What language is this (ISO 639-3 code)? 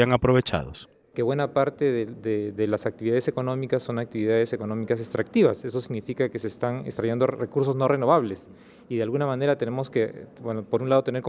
spa